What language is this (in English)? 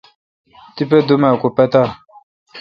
Kalkoti